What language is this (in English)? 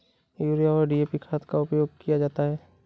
Hindi